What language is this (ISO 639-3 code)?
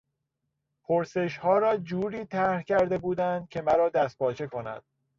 fas